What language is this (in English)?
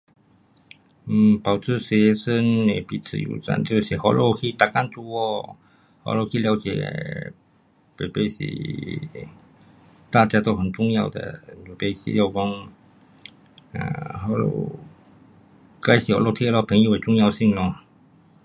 Pu-Xian Chinese